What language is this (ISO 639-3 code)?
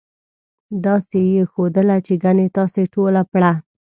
pus